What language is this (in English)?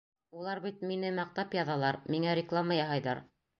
Bashkir